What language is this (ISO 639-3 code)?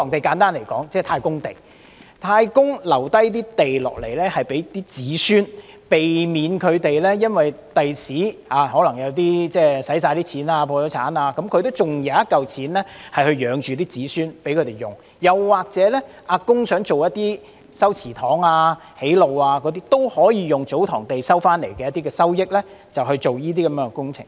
yue